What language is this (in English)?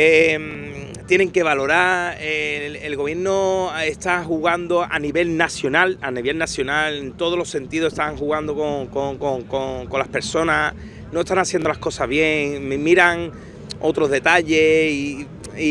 Spanish